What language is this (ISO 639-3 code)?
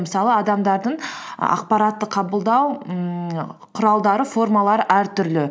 kaz